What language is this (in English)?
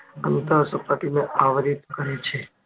Gujarati